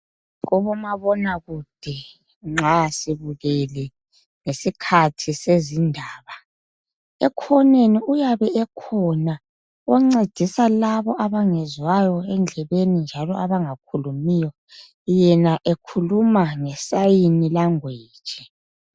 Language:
North Ndebele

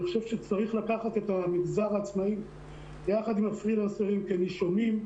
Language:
Hebrew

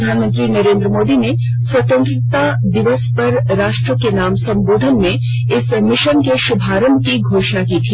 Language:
Hindi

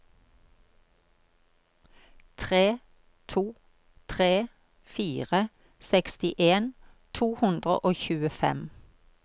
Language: Norwegian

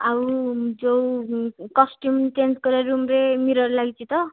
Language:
Odia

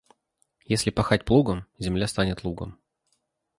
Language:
Russian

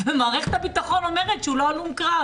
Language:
Hebrew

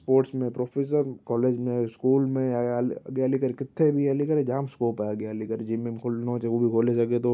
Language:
Sindhi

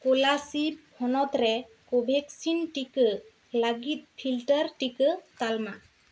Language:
Santali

